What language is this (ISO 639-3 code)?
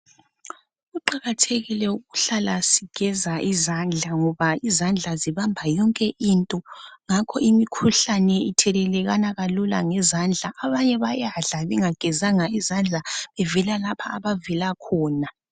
nde